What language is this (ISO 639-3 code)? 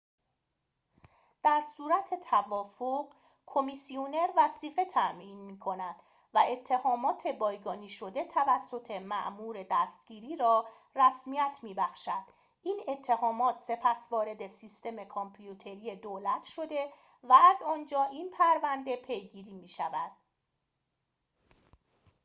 fas